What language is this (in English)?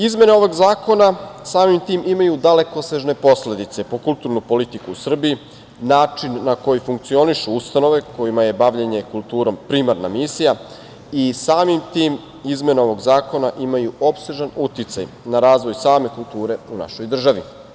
Serbian